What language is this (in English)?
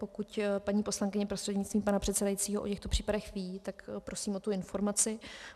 Czech